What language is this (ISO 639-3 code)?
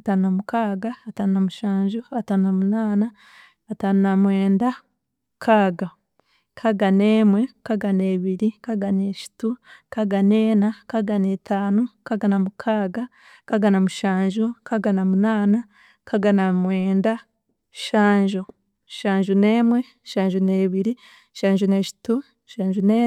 cgg